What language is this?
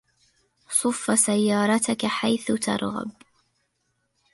Arabic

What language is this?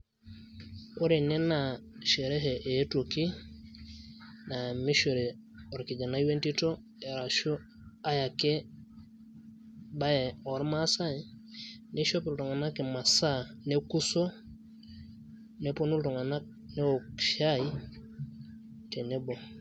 Masai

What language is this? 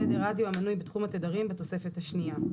Hebrew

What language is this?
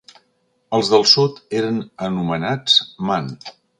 Catalan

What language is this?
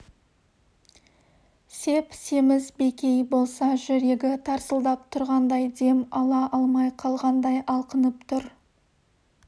Kazakh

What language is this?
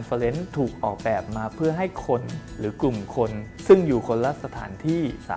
Thai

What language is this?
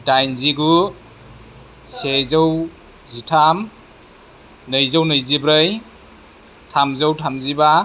Bodo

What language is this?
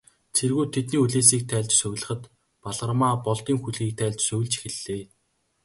Mongolian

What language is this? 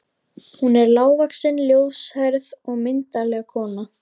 Icelandic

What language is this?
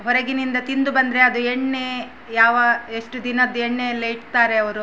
Kannada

